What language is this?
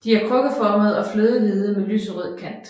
Danish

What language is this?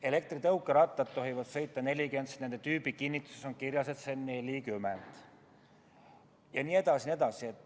Estonian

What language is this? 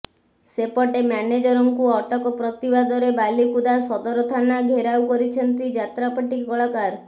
Odia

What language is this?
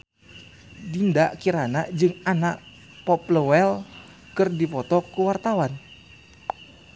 Sundanese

